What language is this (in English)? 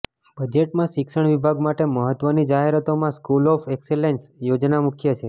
Gujarati